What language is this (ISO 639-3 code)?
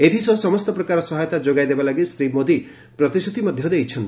ori